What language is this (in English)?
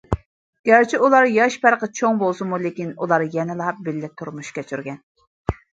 Uyghur